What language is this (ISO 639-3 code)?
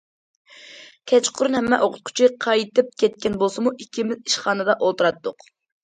uig